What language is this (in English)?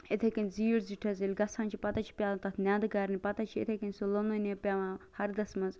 Kashmiri